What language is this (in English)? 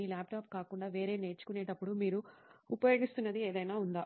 Telugu